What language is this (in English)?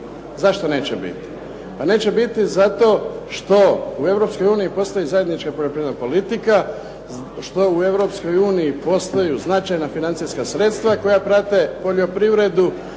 Croatian